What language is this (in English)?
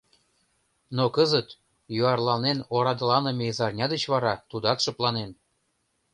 Mari